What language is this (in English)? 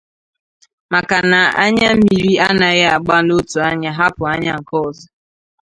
Igbo